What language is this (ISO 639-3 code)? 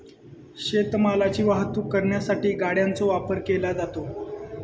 mar